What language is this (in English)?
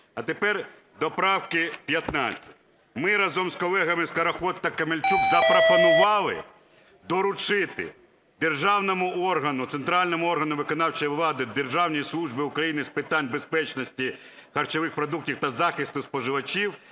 Ukrainian